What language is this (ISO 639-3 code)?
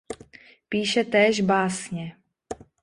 ces